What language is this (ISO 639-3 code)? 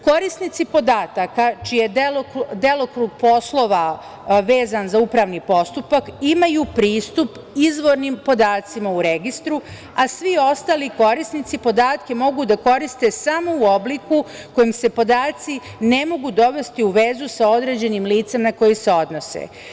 srp